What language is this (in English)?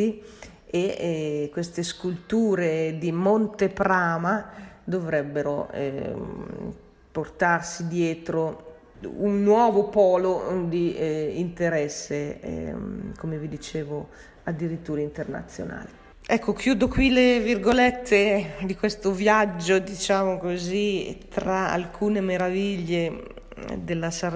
Italian